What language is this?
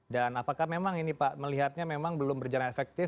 Indonesian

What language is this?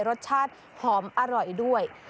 Thai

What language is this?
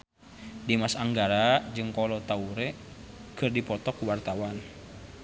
Sundanese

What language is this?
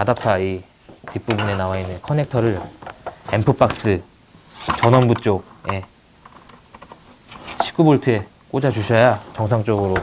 Korean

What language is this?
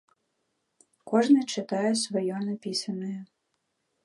Belarusian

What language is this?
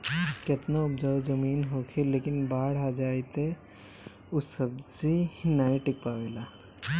Bhojpuri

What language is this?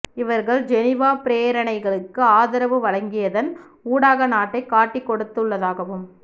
Tamil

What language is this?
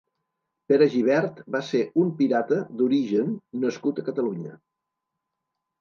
Catalan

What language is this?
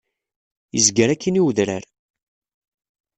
Kabyle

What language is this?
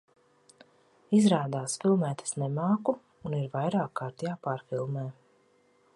Latvian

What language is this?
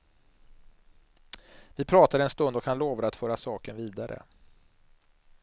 Swedish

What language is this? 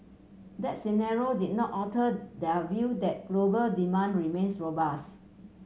English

